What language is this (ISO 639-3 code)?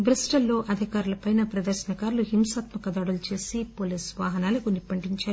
tel